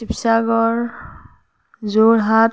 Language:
Assamese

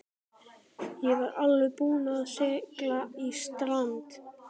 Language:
Icelandic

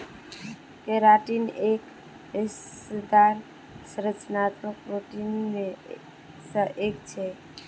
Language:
Magahi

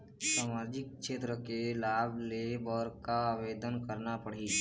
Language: Chhattisgarhi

